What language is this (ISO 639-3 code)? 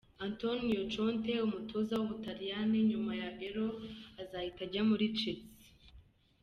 kin